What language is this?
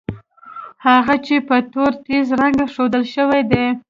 Pashto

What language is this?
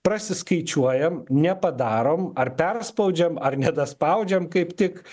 Lithuanian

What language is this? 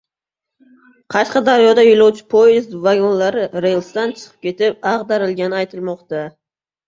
Uzbek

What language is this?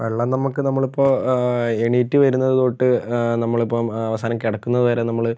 Malayalam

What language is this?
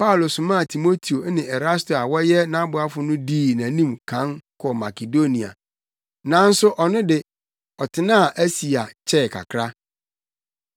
Akan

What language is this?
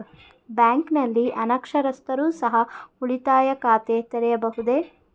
Kannada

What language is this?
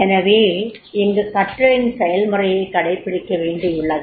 Tamil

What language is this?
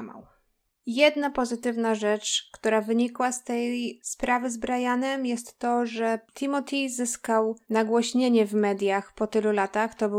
Polish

